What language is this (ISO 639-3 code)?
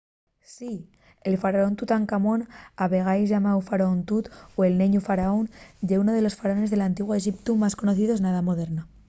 ast